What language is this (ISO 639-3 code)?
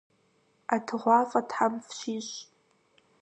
kbd